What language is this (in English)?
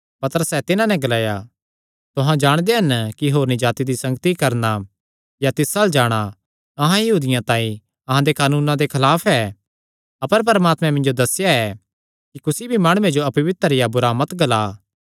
Kangri